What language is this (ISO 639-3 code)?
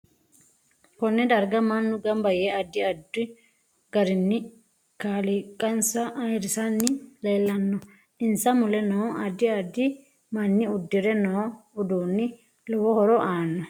sid